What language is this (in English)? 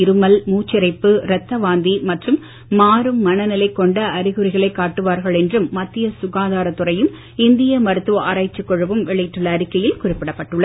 Tamil